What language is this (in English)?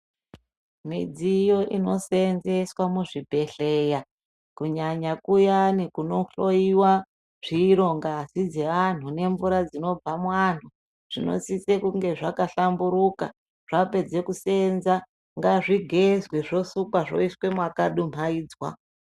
Ndau